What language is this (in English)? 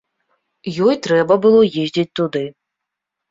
Belarusian